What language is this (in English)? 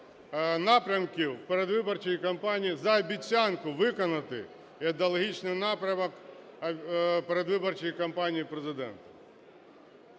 Ukrainian